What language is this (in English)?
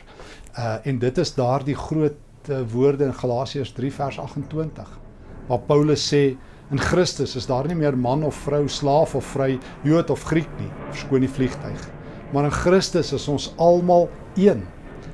Dutch